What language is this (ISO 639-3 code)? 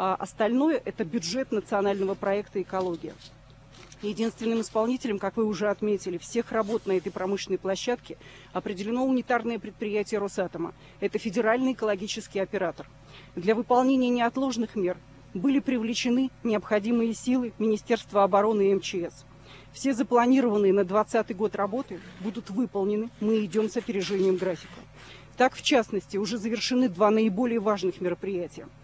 rus